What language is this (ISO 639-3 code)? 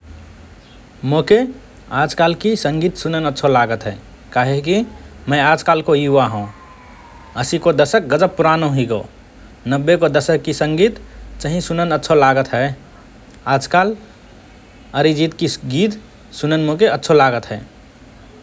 thr